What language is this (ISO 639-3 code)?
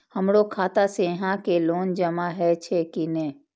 mai